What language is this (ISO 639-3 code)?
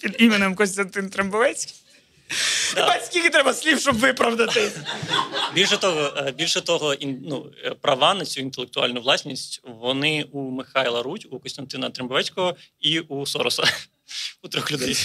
ukr